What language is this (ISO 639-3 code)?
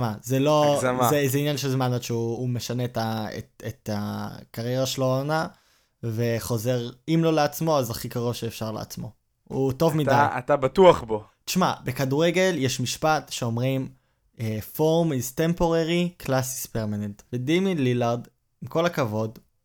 heb